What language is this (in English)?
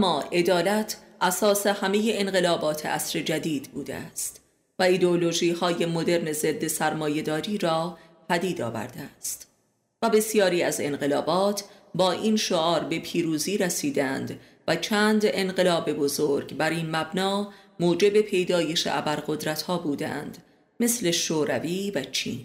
Persian